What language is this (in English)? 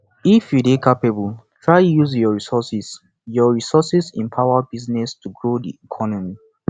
Nigerian Pidgin